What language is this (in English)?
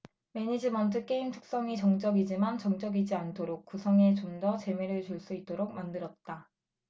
Korean